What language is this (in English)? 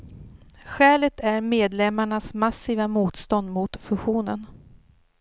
Swedish